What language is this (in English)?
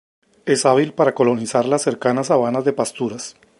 Spanish